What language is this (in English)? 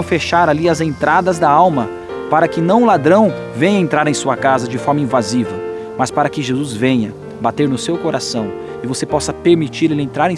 Portuguese